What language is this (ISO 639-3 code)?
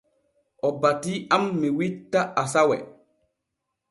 fue